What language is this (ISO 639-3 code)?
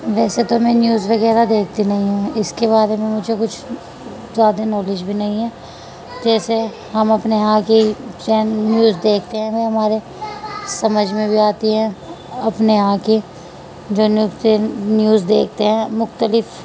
urd